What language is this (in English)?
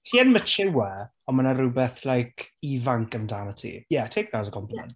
Welsh